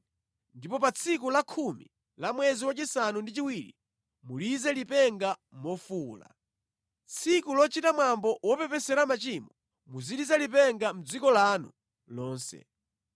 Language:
Nyanja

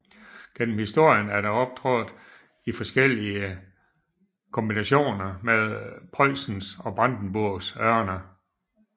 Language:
Danish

